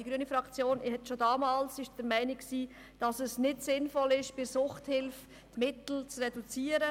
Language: Swiss German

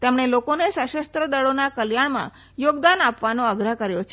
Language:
Gujarati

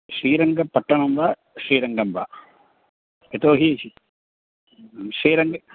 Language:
Sanskrit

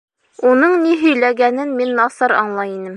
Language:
Bashkir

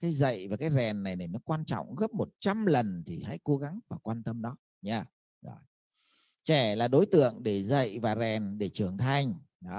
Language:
Vietnamese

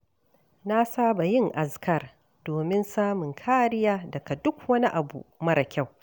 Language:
Hausa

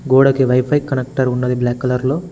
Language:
Telugu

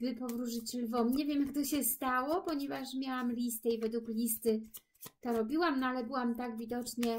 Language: Polish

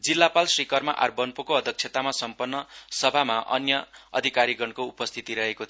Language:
Nepali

